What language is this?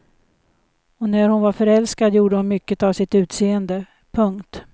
Swedish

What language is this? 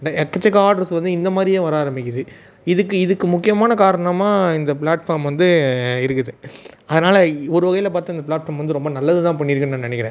Tamil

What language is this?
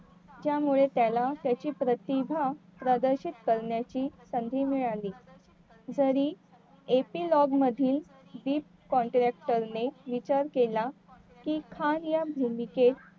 Marathi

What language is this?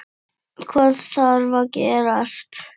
Icelandic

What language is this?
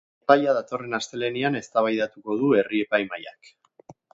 Basque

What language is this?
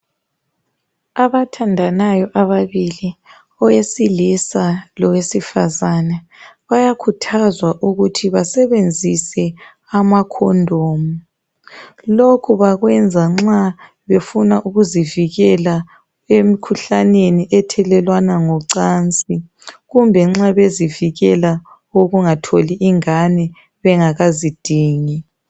North Ndebele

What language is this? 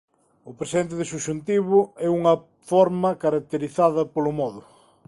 Galician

